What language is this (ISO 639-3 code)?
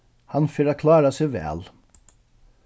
fao